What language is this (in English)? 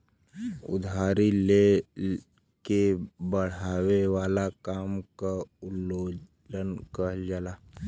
Bhojpuri